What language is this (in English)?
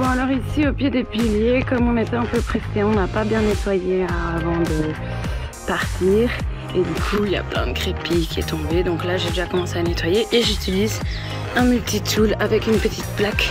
French